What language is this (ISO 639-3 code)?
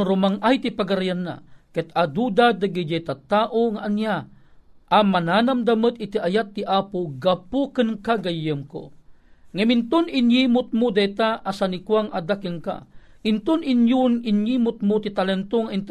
fil